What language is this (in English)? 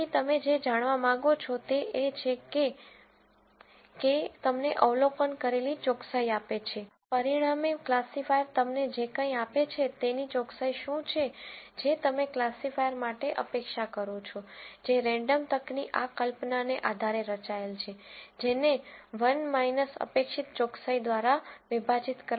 Gujarati